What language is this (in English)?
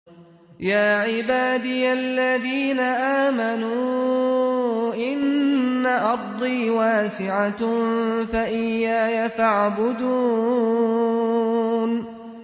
Arabic